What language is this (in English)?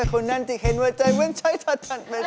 Thai